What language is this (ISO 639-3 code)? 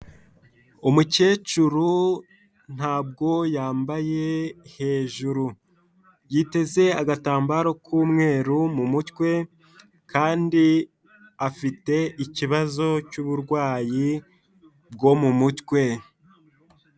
kin